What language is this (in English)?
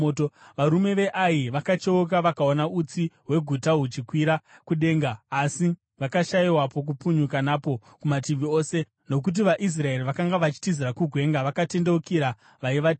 Shona